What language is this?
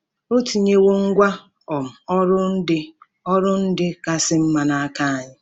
Igbo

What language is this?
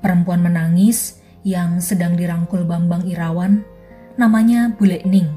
Indonesian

